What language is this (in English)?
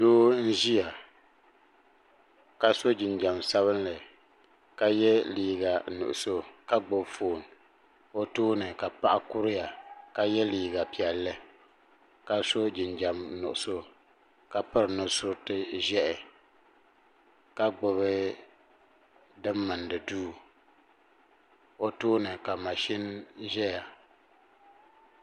Dagbani